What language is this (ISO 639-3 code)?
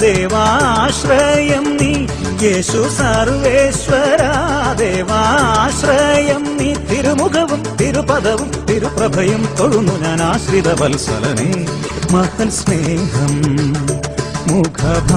hin